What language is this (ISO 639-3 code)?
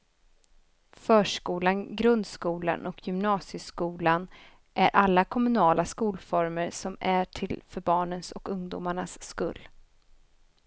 swe